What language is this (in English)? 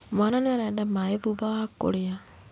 Kikuyu